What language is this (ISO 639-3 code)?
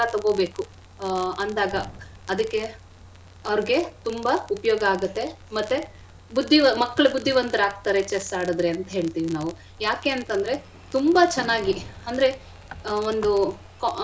kan